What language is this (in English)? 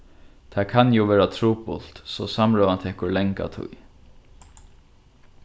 Faroese